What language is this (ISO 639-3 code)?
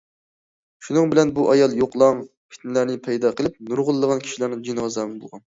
uig